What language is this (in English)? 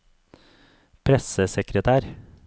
Norwegian